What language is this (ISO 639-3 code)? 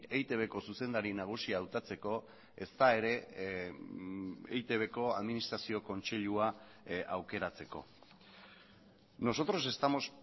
eus